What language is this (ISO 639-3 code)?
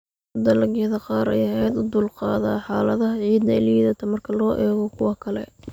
som